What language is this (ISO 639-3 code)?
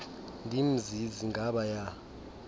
xho